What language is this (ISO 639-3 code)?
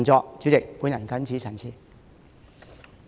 yue